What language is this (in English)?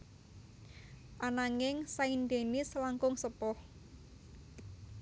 Javanese